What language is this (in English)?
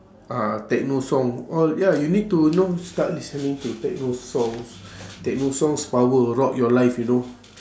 English